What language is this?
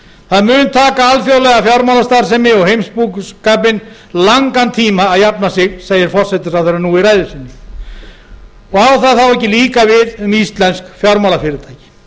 Icelandic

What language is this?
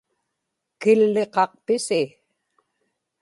Inupiaq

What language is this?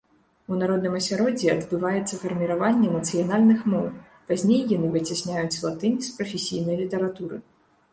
Belarusian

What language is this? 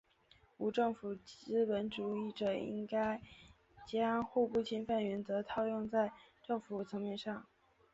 Chinese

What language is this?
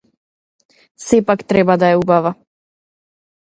Macedonian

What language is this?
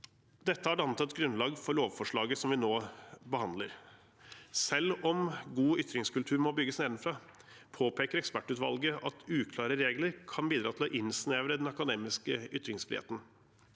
Norwegian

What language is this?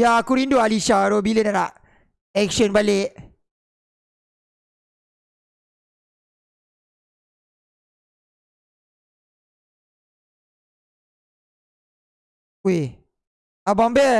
Malay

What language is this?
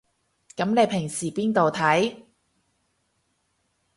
Cantonese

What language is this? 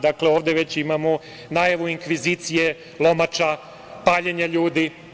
Serbian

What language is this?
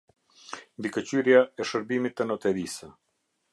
Albanian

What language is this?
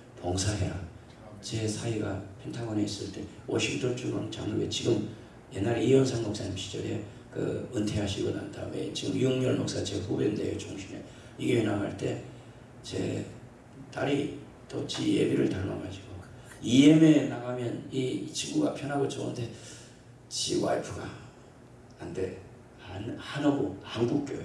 Korean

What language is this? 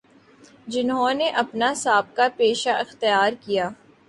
Urdu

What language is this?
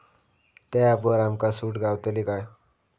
Marathi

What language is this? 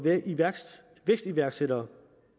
Danish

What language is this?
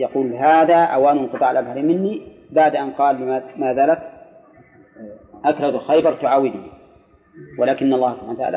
Arabic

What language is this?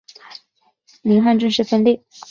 Chinese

